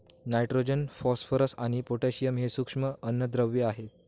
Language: Marathi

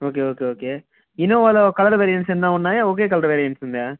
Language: Telugu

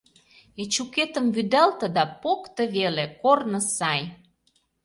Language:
Mari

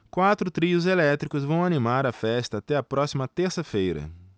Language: Portuguese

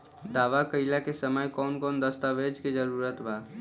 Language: Bhojpuri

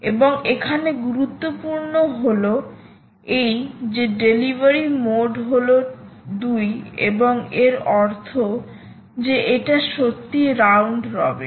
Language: Bangla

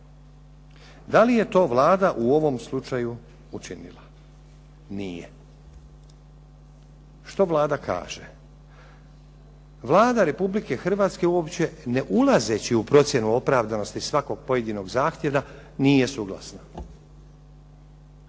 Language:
Croatian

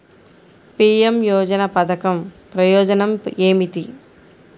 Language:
Telugu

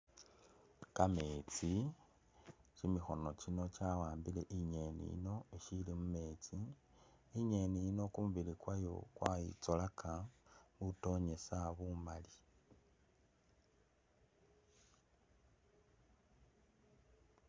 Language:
Masaaba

